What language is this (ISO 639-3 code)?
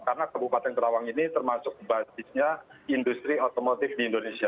ind